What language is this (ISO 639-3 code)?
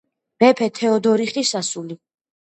kat